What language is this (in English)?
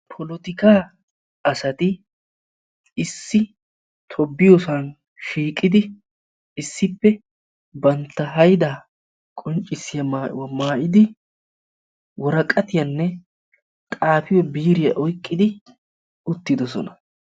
Wolaytta